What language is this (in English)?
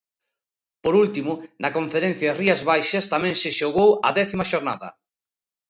Galician